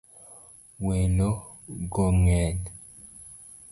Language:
Luo (Kenya and Tanzania)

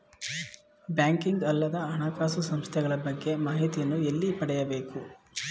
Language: Kannada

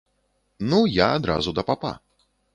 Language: Belarusian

